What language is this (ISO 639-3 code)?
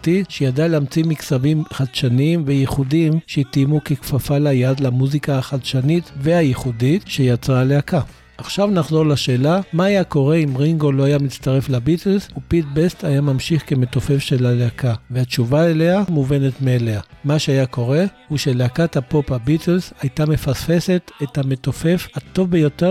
heb